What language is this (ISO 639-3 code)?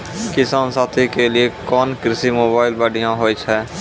mai